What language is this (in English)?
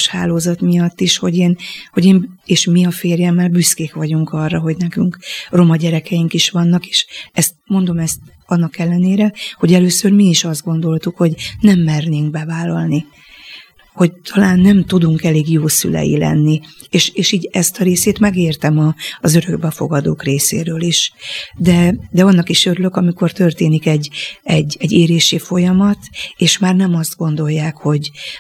Hungarian